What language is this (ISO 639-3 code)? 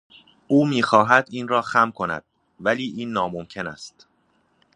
fas